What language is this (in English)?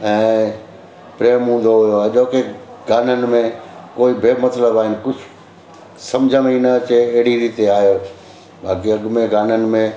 Sindhi